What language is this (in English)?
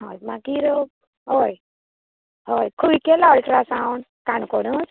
Konkani